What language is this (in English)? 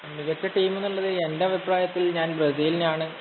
Malayalam